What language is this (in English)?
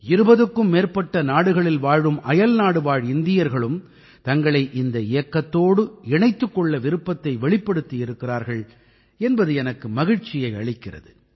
Tamil